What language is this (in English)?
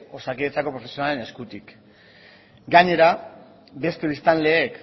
Basque